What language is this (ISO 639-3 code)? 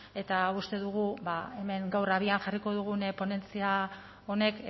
eus